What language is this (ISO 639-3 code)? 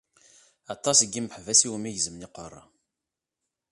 kab